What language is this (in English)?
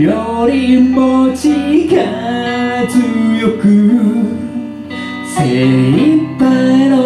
Japanese